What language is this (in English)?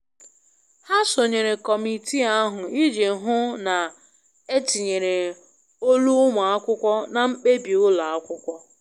Igbo